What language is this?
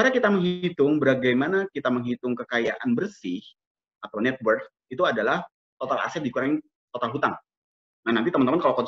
Indonesian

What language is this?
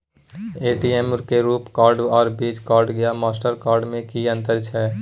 Maithili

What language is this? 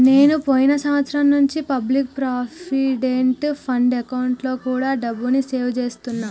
Telugu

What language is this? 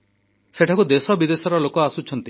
Odia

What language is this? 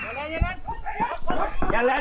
Thai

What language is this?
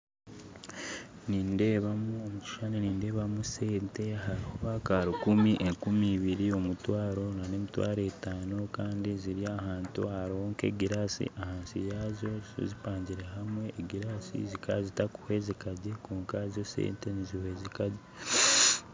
Nyankole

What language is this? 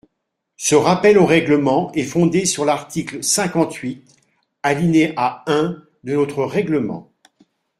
French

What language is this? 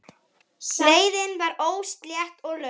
Icelandic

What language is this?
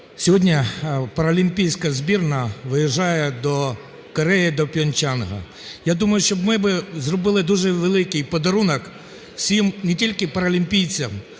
Ukrainian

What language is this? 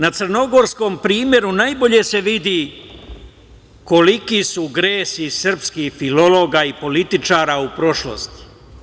Serbian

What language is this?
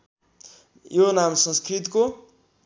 Nepali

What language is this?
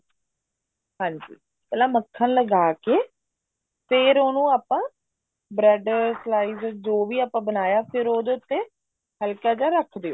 Punjabi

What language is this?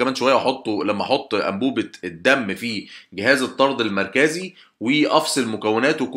Arabic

